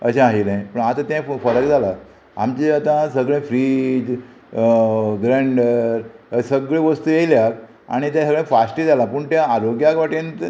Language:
Konkani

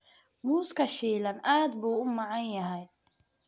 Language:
Somali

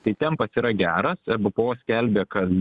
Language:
Lithuanian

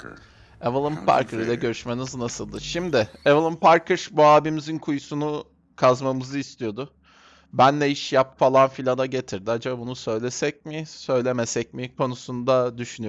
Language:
Turkish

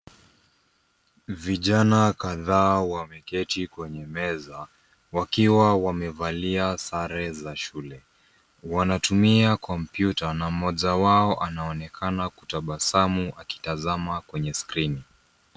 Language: Swahili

